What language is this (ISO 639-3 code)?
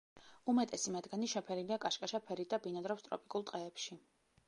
kat